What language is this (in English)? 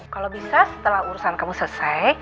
Indonesian